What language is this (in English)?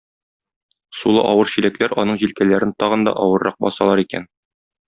Tatar